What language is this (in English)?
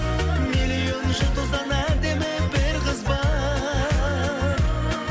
Kazakh